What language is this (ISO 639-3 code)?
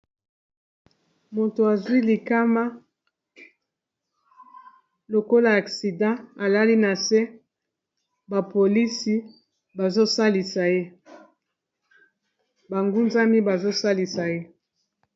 lin